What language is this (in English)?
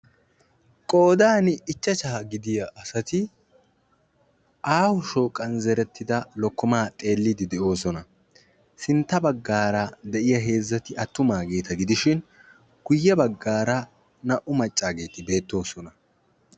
Wolaytta